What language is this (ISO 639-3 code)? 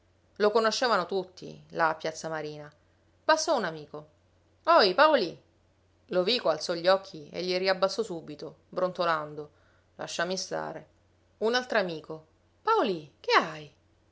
ita